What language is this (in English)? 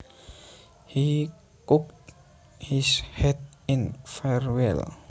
Javanese